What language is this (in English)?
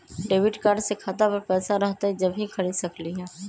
Magahi